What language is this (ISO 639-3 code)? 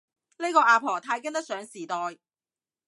yue